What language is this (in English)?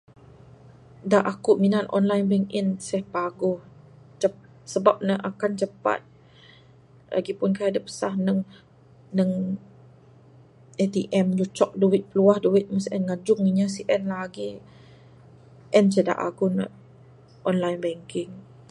Bukar-Sadung Bidayuh